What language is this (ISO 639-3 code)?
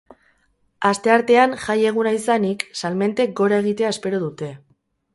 eus